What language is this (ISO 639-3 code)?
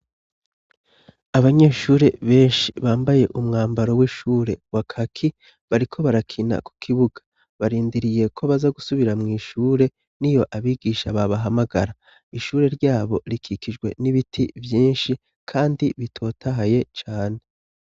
run